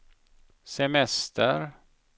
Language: Swedish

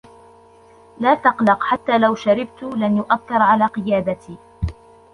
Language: Arabic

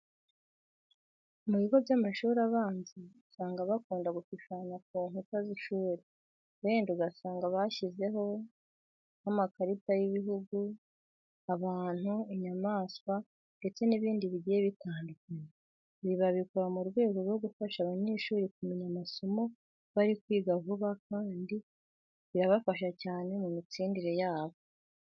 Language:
Kinyarwanda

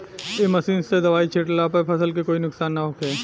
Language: Bhojpuri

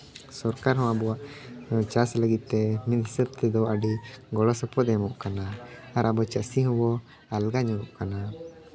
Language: Santali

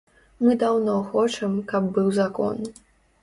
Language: Belarusian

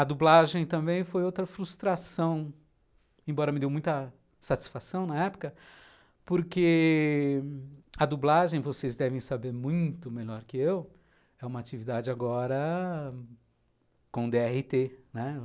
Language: Portuguese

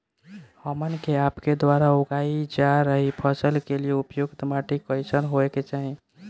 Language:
Bhojpuri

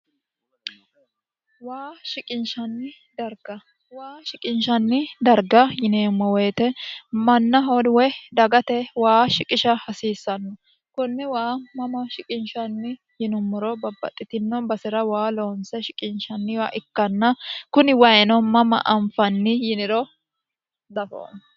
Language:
Sidamo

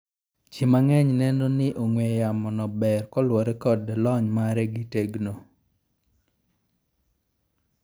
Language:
Luo (Kenya and Tanzania)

